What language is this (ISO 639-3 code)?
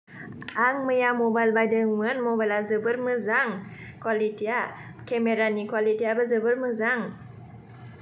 brx